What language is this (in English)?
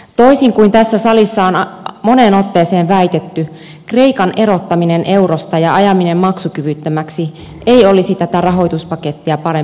Finnish